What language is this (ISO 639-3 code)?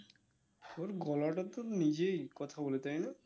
ben